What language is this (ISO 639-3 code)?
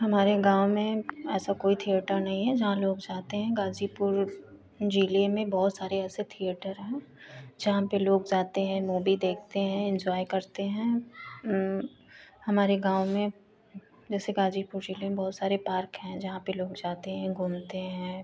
hin